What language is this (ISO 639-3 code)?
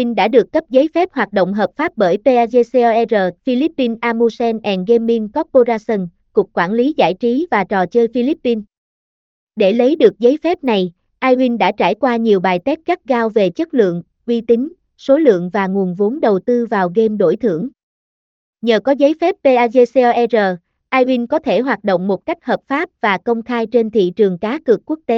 vie